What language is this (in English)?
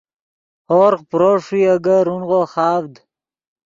Yidgha